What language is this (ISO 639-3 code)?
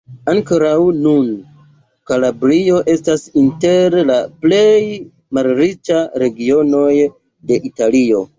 epo